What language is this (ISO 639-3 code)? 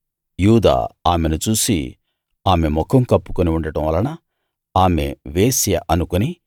tel